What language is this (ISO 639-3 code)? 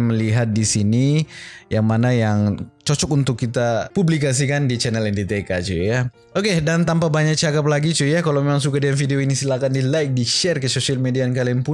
ind